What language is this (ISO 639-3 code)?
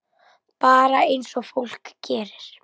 isl